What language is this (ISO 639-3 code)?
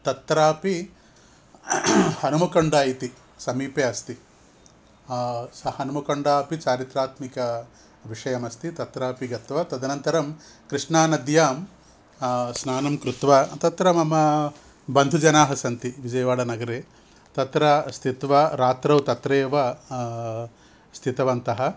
san